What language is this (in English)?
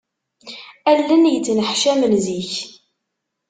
Kabyle